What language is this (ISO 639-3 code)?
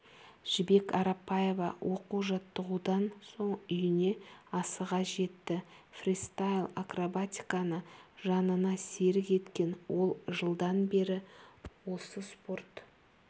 kaz